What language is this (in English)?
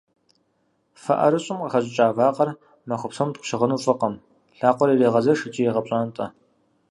Kabardian